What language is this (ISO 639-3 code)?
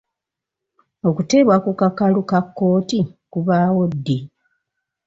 lug